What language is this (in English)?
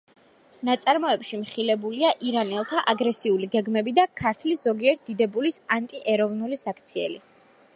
Georgian